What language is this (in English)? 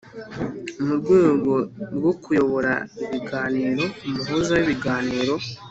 Kinyarwanda